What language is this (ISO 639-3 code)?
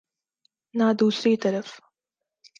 urd